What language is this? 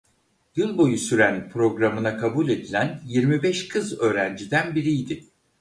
Turkish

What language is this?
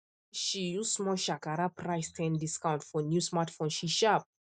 Nigerian Pidgin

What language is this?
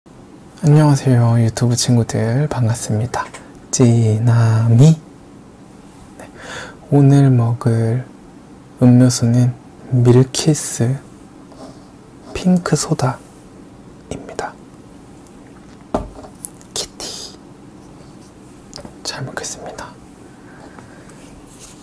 Korean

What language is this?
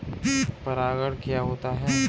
Hindi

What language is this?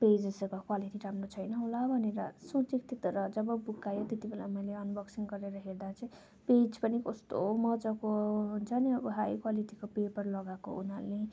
Nepali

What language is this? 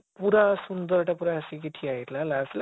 Odia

